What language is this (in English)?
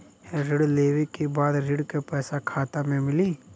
Bhojpuri